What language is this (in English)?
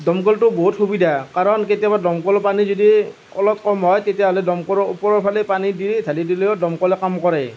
Assamese